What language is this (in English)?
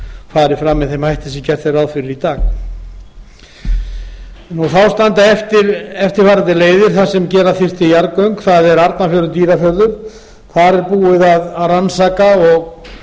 Icelandic